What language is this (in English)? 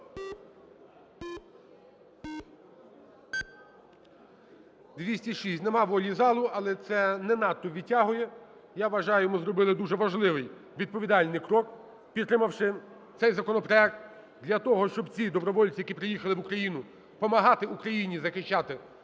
Ukrainian